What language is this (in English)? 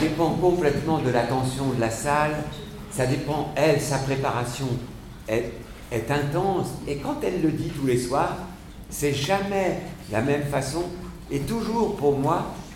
French